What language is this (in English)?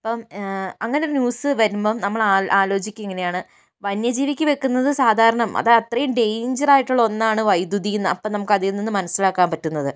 Malayalam